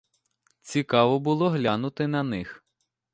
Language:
Ukrainian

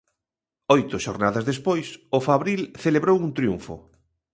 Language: Galician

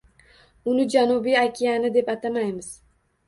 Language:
Uzbek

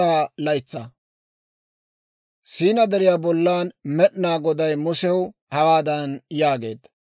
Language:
Dawro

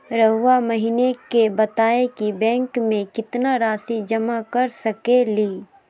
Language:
Magahi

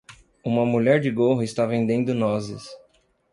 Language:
Portuguese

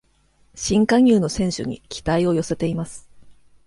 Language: Japanese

